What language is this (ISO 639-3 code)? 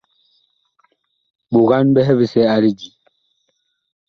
bkh